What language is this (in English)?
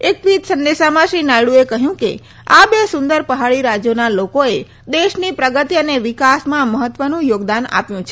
Gujarati